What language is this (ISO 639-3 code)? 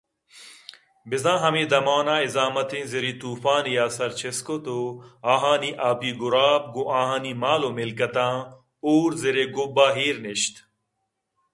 bgp